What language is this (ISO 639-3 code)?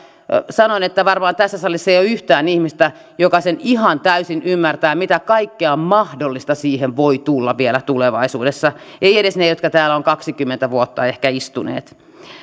fin